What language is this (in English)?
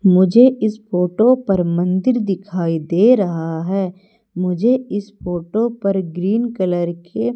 Hindi